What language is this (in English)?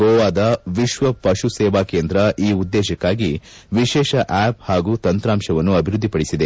Kannada